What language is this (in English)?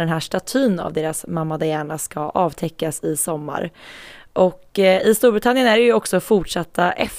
Swedish